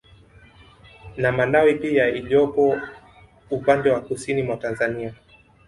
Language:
Swahili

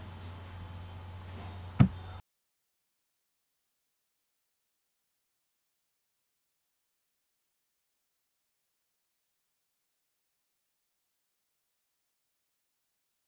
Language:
Punjabi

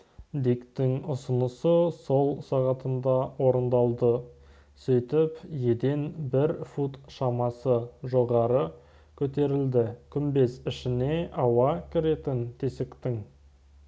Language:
Kazakh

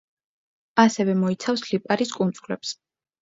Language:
Georgian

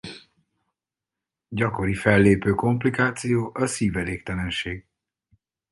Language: Hungarian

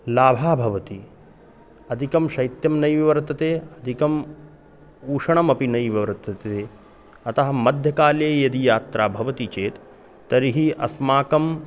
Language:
Sanskrit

